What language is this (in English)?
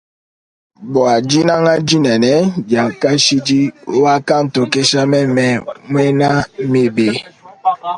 Luba-Lulua